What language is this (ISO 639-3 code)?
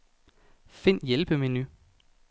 dan